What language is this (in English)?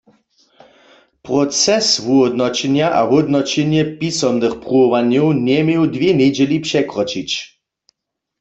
Upper Sorbian